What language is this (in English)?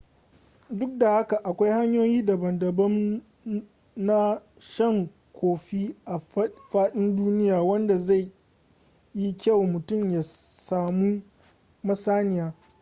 Hausa